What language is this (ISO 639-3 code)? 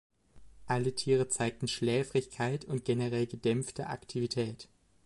deu